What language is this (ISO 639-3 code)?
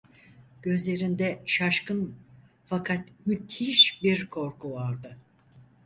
tur